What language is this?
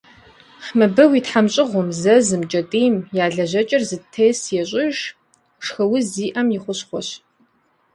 Kabardian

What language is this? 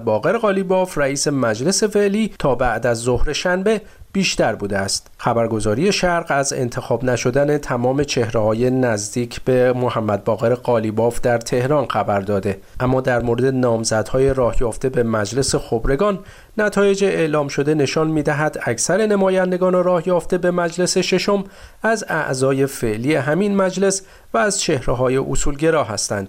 Persian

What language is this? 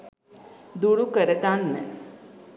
Sinhala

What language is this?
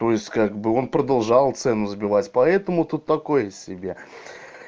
Russian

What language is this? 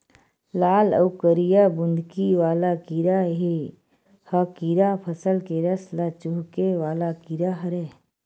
Chhattisgarhi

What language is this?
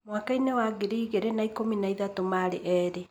Kikuyu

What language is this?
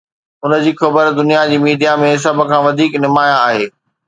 Sindhi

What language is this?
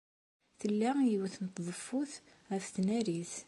Kabyle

